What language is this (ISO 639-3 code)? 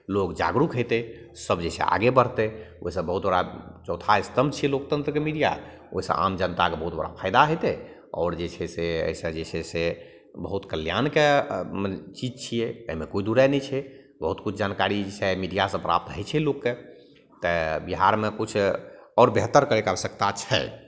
mai